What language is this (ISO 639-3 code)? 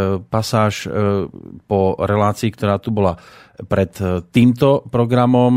slk